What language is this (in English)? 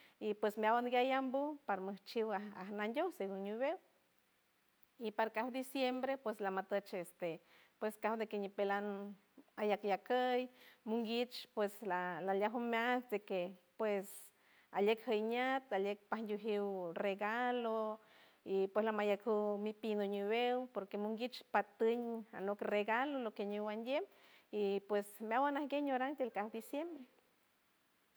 San Francisco Del Mar Huave